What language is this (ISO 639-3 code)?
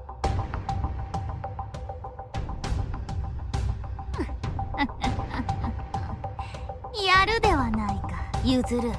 jpn